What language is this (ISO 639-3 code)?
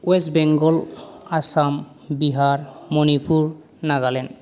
brx